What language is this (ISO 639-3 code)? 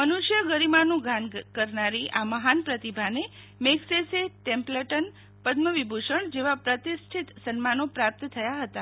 guj